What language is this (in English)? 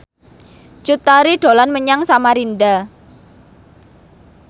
Javanese